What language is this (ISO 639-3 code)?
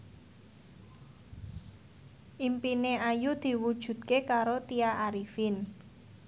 jav